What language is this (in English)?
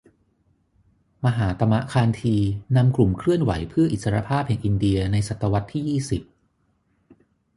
Thai